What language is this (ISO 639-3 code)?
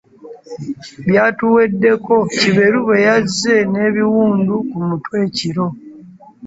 lug